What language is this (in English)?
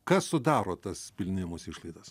Lithuanian